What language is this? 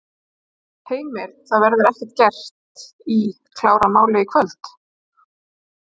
Icelandic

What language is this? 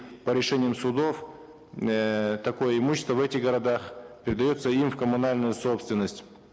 Kazakh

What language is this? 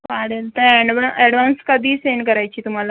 Marathi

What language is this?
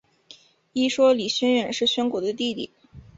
Chinese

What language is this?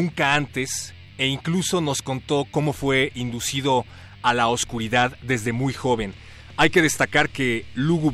Spanish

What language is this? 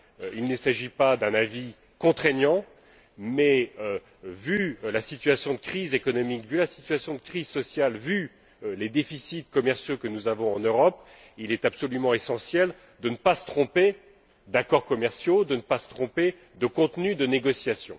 French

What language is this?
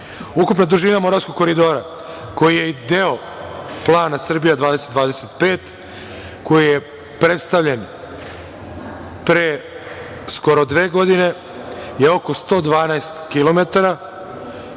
Serbian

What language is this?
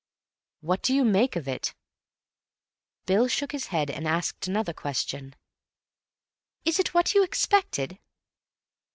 English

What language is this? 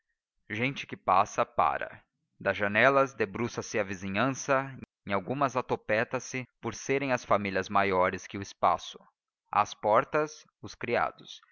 Portuguese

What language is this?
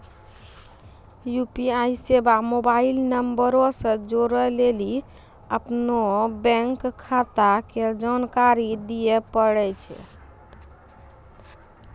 Maithili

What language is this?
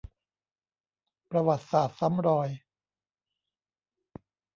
Thai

